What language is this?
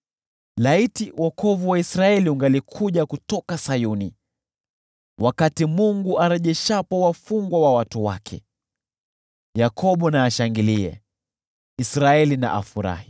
Swahili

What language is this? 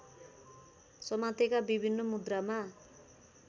Nepali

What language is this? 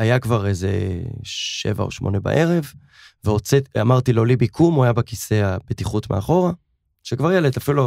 Hebrew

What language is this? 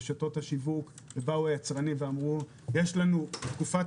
Hebrew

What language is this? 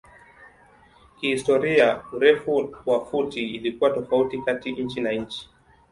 Swahili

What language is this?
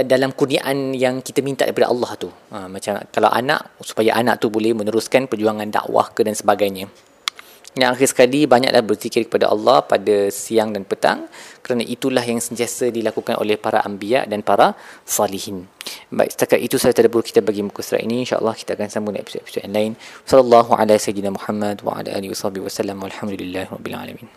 Malay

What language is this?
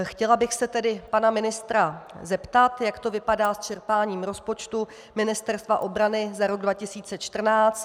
Czech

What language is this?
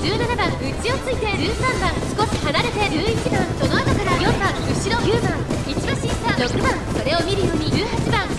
Japanese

